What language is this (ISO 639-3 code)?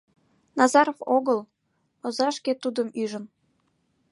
chm